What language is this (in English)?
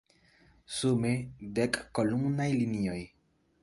Esperanto